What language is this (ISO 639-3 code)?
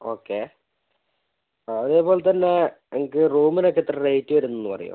mal